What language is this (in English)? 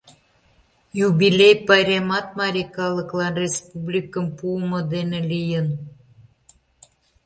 Mari